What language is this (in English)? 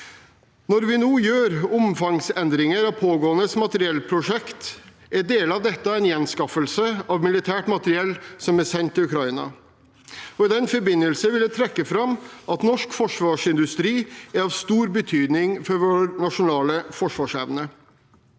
Norwegian